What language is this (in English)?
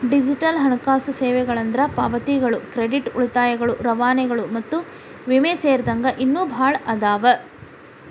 Kannada